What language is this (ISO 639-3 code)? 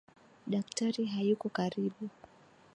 swa